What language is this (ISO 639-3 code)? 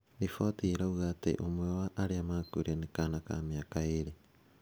kik